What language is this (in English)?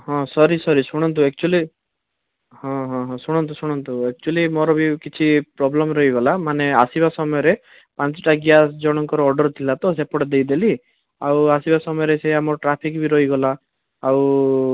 Odia